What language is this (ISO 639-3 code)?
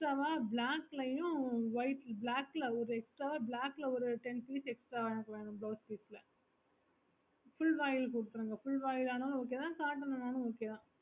tam